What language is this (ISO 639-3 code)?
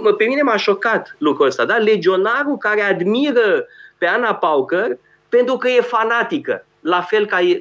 ron